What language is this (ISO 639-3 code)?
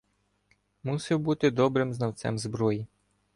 ukr